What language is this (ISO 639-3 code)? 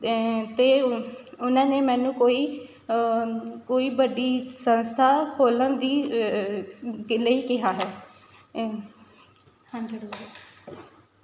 pan